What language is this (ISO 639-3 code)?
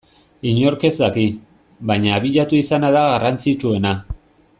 eus